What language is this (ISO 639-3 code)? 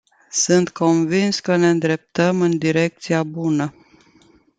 ron